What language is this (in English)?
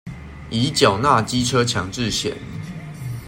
Chinese